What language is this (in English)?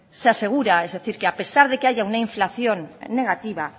Spanish